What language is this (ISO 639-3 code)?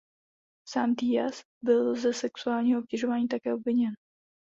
ces